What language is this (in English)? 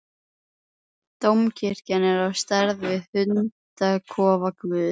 Icelandic